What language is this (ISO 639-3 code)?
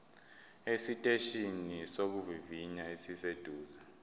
zul